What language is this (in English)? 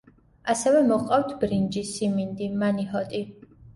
Georgian